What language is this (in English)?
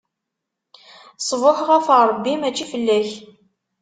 Kabyle